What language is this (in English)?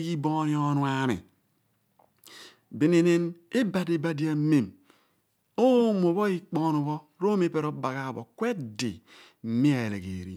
Abua